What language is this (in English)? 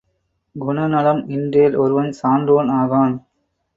Tamil